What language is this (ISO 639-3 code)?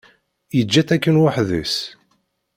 kab